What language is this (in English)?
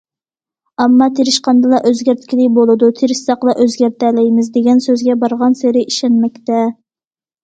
Uyghur